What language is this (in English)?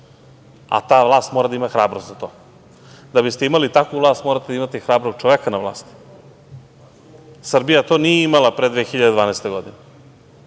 Serbian